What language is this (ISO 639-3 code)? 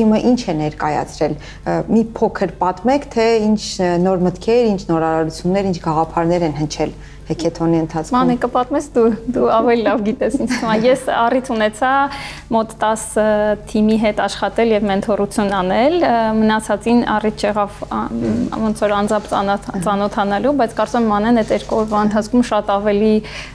ron